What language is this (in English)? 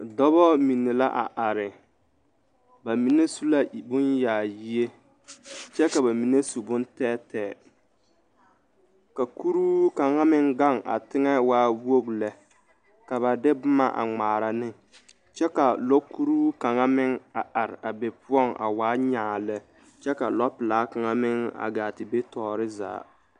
Southern Dagaare